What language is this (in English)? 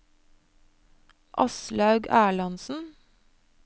Norwegian